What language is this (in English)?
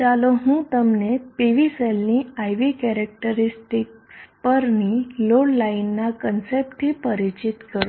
Gujarati